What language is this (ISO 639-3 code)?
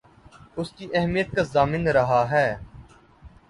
urd